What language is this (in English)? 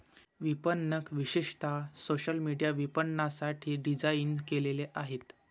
Marathi